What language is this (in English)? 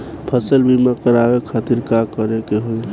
Bhojpuri